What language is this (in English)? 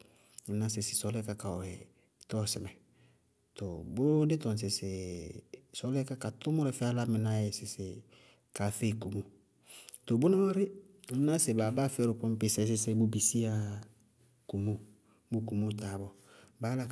Bago-Kusuntu